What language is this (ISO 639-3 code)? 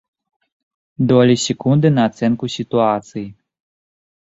bel